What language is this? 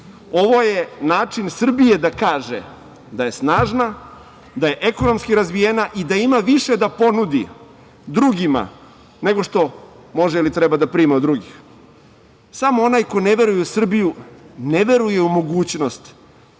Serbian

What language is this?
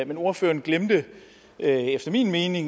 Danish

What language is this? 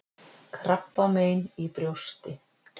Icelandic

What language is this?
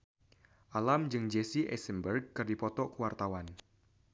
Sundanese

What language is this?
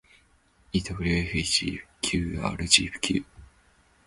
Japanese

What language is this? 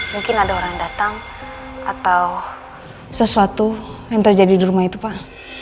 Indonesian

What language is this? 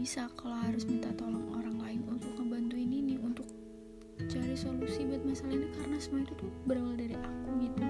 Indonesian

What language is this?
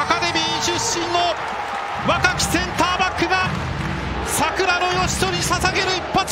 Japanese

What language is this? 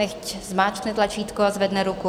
Czech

